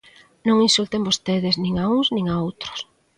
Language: Galician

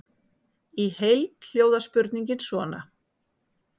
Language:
Icelandic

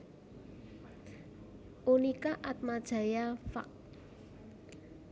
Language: Javanese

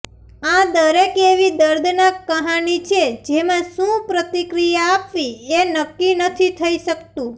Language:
Gujarati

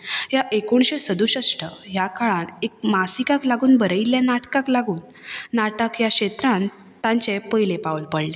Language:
Konkani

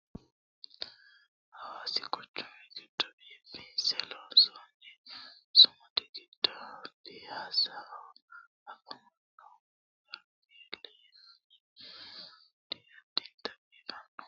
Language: Sidamo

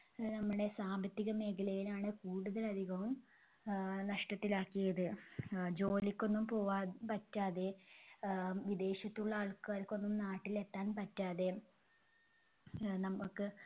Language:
Malayalam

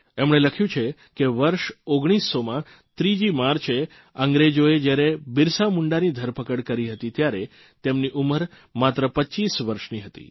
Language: Gujarati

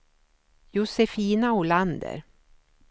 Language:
Swedish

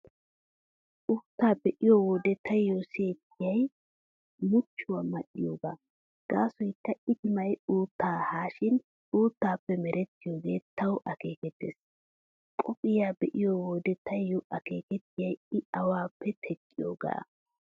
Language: Wolaytta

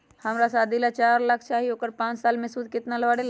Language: Magahi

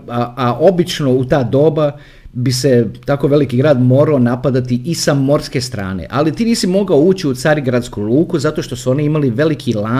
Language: Croatian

